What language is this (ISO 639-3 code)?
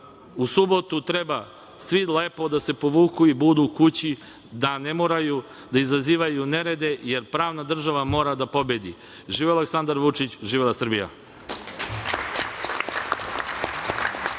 srp